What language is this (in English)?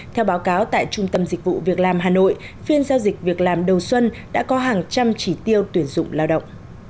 Vietnamese